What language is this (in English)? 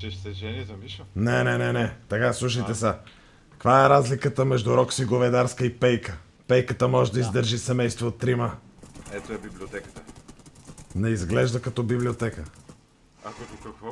Bulgarian